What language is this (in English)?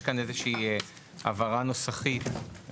Hebrew